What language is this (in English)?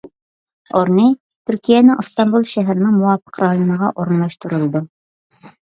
Uyghur